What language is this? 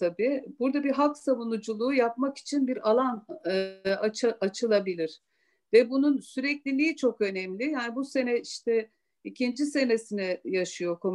Turkish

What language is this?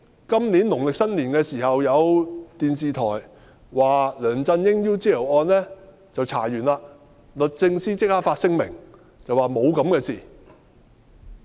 Cantonese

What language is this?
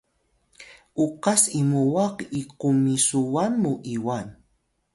Atayal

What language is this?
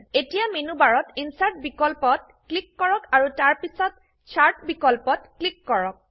Assamese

